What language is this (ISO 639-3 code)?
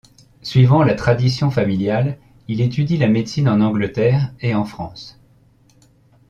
fra